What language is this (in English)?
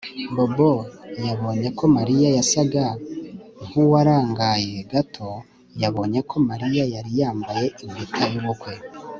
Kinyarwanda